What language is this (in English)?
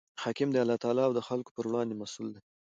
Pashto